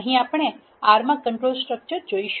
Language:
Gujarati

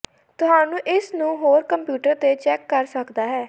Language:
Punjabi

